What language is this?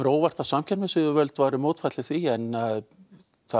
Icelandic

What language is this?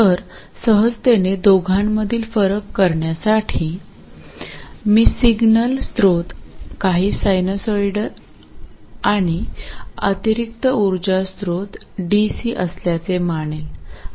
Marathi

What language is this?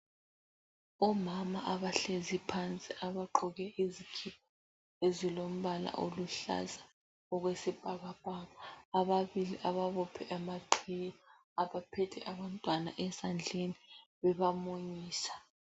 North Ndebele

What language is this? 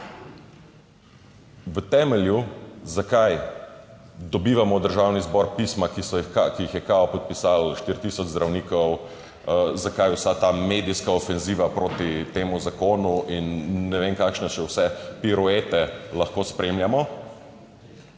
Slovenian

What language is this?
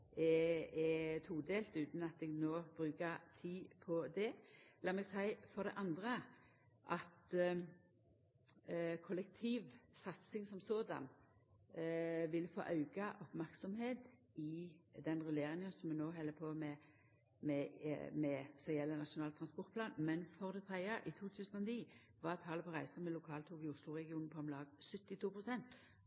Norwegian Nynorsk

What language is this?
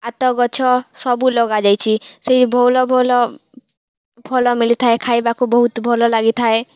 Odia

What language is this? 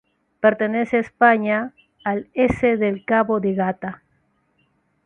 Spanish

